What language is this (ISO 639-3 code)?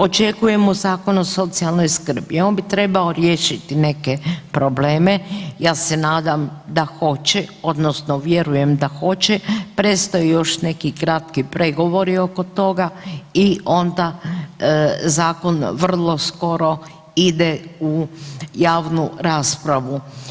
hrv